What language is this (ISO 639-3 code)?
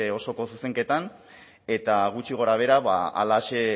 eus